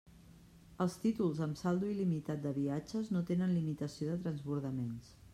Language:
Catalan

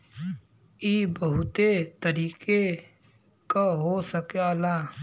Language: Bhojpuri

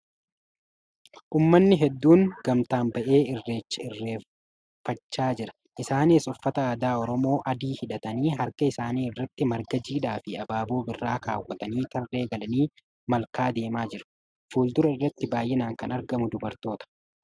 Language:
Oromo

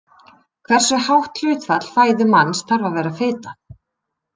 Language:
Icelandic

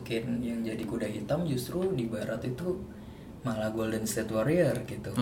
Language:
Indonesian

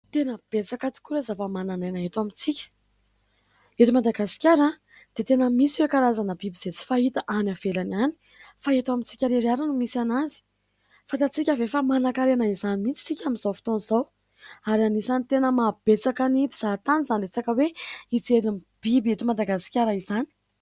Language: Malagasy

